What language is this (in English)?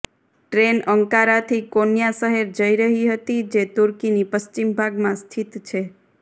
Gujarati